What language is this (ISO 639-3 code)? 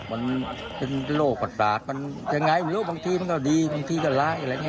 tha